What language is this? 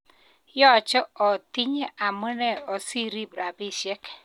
Kalenjin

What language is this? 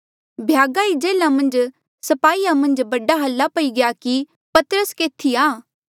Mandeali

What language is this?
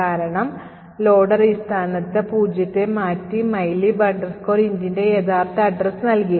Malayalam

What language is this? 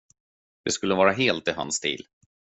Swedish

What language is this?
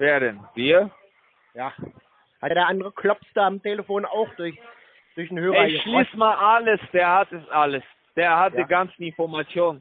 German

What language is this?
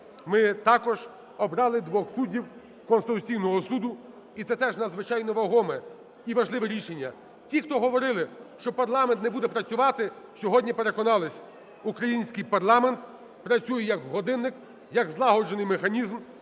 Ukrainian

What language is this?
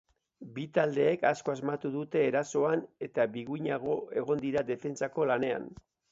Basque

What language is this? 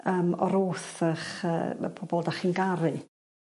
Welsh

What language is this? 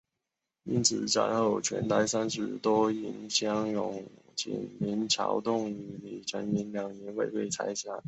Chinese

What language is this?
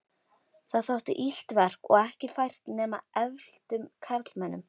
Icelandic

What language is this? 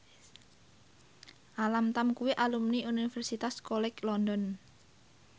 Javanese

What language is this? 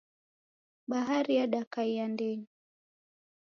Taita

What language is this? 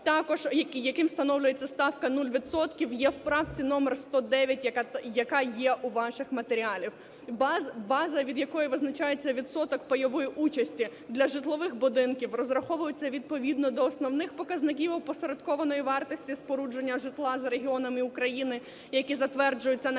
Ukrainian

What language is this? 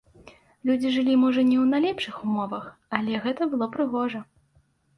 Belarusian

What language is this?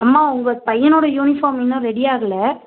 Tamil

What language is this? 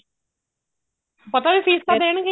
Punjabi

